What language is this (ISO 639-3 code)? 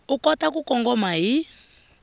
tso